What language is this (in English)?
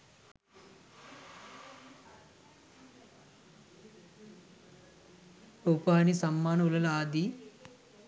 Sinhala